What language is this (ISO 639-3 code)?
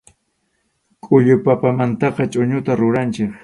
qxu